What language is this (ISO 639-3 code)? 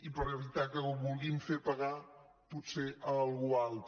cat